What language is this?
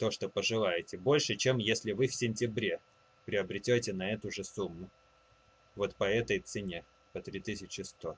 Russian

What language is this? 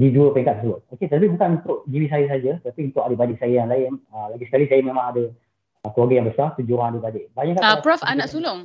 Malay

